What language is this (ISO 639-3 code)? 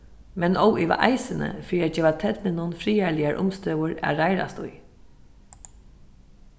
fao